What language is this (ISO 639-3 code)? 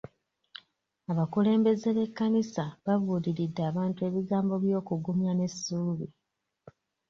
lug